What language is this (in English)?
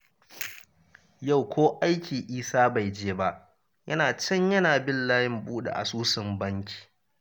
Hausa